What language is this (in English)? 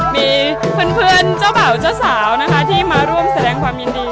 Thai